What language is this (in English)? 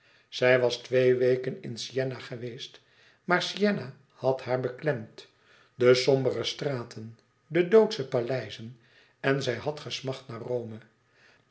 Dutch